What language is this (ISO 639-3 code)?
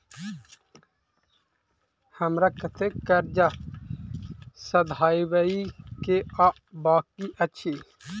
mai